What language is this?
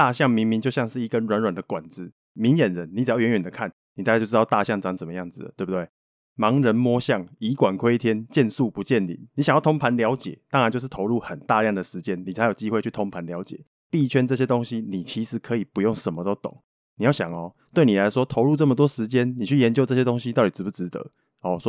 Chinese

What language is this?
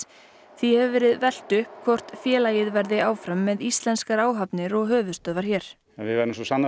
Icelandic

